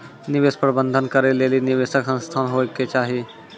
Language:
Maithili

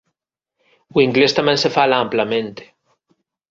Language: Galician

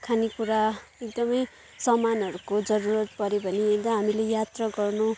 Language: Nepali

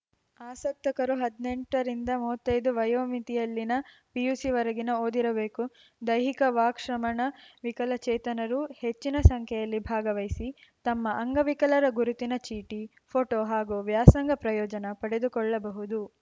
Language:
Kannada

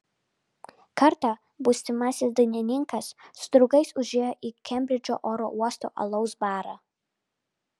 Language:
Lithuanian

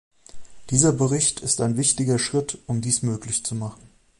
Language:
German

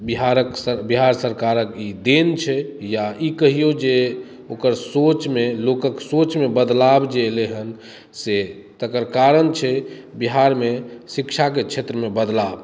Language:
Maithili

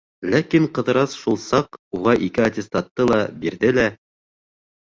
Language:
Bashkir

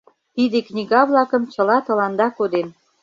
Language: Mari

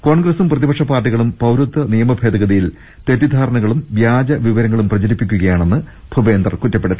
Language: Malayalam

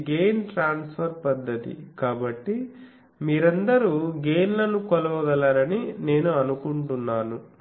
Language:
Telugu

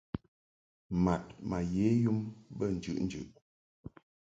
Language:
Mungaka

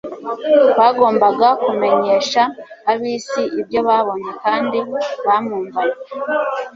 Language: Kinyarwanda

